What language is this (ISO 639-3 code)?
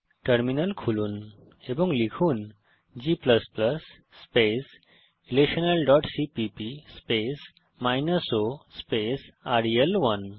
ben